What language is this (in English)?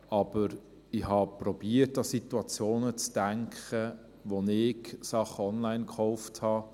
Swiss German